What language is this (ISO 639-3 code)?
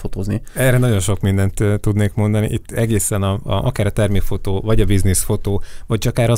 hun